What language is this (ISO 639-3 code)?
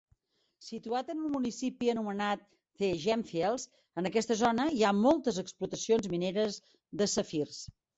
cat